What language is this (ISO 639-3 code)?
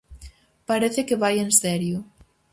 glg